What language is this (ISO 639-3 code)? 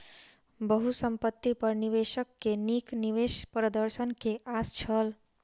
mai